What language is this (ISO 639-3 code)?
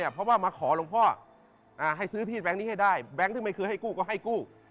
tha